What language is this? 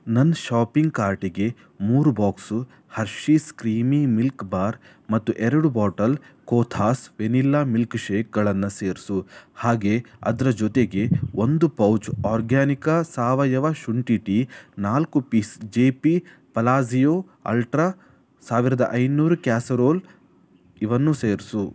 Kannada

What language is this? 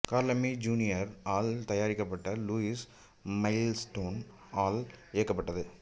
Tamil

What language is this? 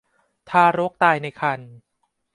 Thai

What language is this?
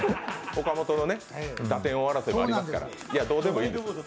Japanese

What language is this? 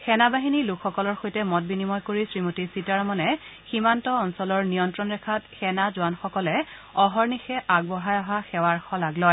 Assamese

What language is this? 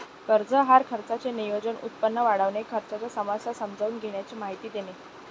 Marathi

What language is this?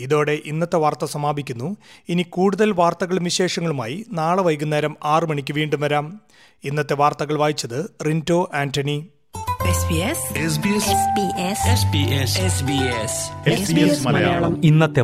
Malayalam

